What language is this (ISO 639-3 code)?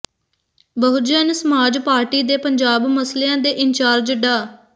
pan